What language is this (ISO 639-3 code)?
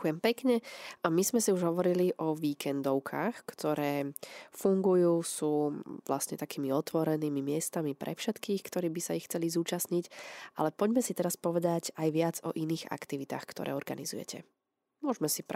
slk